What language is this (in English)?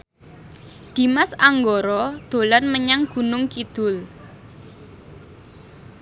Javanese